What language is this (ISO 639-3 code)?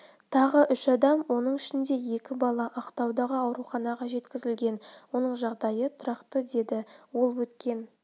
kaz